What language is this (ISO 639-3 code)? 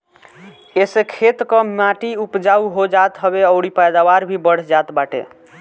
bho